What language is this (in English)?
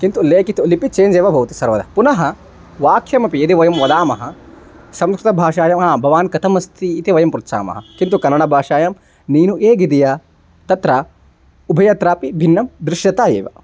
Sanskrit